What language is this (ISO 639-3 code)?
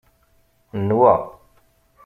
kab